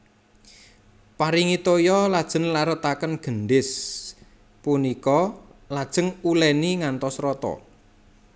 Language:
Javanese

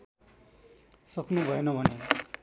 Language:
Nepali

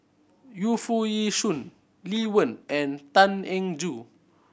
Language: English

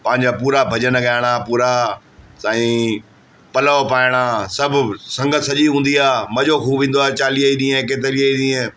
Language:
Sindhi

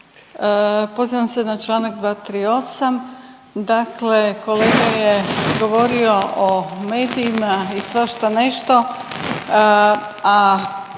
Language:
Croatian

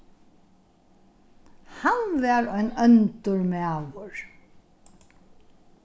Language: Faroese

